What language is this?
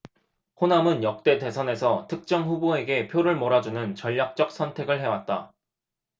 Korean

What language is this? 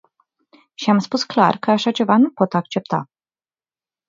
Romanian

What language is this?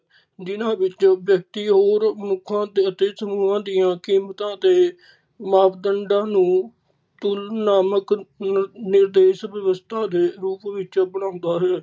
Punjabi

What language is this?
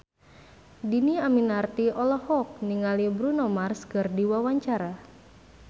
Sundanese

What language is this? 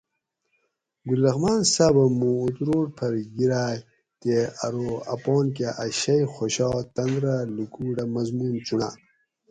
Gawri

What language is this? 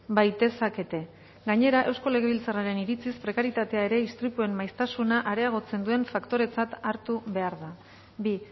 Basque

